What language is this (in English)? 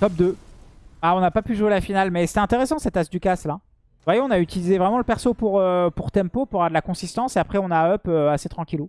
French